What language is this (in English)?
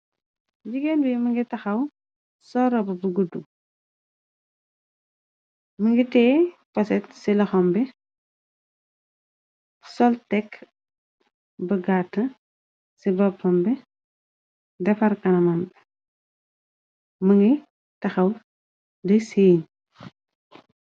Wolof